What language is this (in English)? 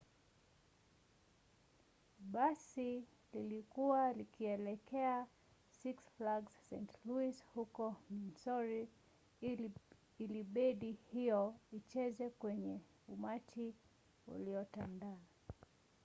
Swahili